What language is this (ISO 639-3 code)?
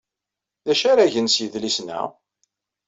kab